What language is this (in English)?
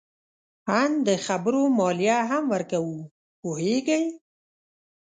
Pashto